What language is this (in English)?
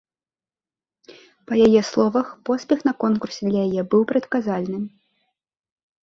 Belarusian